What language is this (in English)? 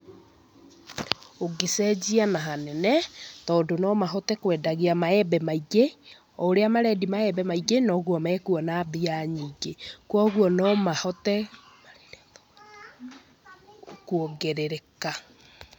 Kikuyu